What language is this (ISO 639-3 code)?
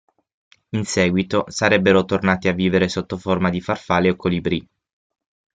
ita